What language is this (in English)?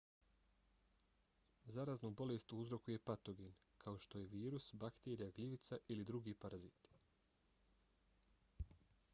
Bosnian